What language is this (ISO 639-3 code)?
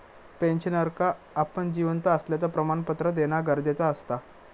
mar